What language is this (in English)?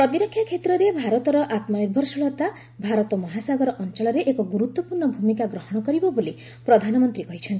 Odia